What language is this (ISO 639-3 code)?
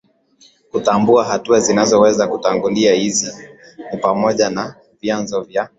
swa